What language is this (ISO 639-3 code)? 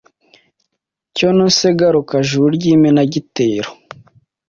kin